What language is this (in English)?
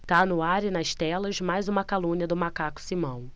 Portuguese